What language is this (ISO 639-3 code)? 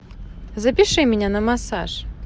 rus